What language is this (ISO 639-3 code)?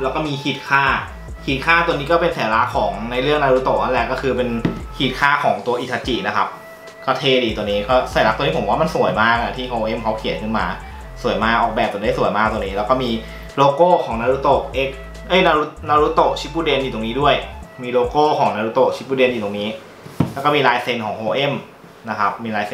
tha